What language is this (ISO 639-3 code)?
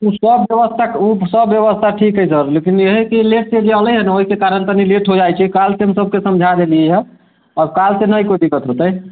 mai